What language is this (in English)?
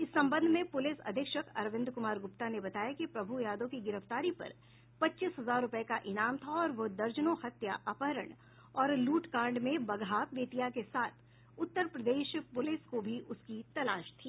Hindi